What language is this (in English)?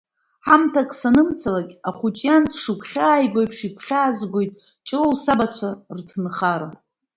Abkhazian